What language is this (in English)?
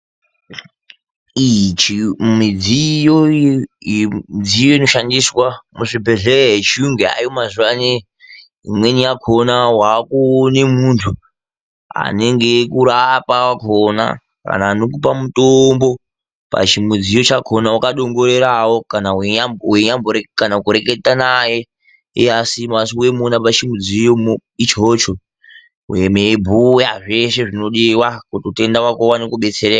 Ndau